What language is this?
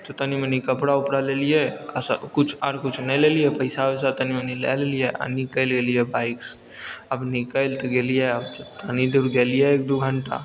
Maithili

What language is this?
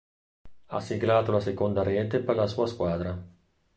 Italian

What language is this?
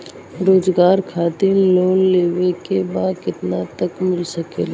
Bhojpuri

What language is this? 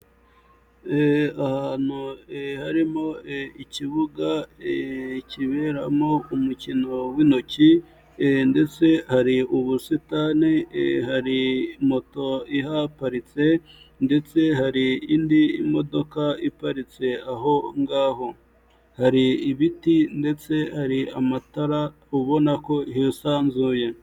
Kinyarwanda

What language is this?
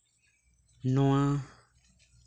Santali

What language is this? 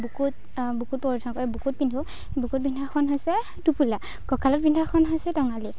Assamese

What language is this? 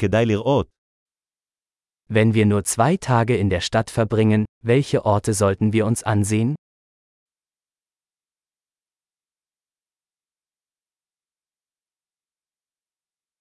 Hebrew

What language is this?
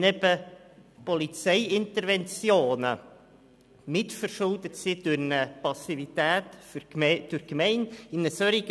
Swiss German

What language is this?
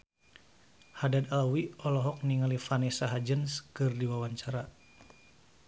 Sundanese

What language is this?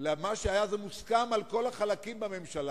Hebrew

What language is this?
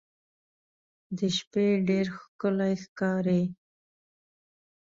Pashto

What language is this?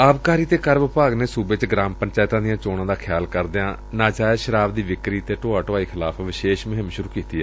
Punjabi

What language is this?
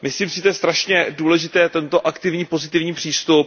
Czech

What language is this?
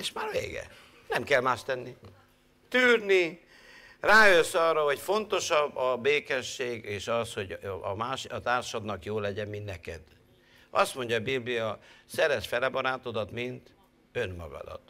Hungarian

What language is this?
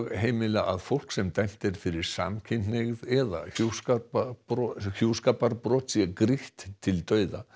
Icelandic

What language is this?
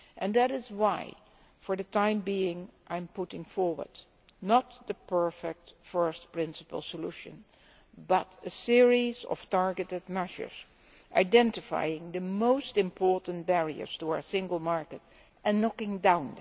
English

